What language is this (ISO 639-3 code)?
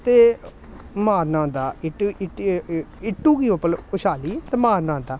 doi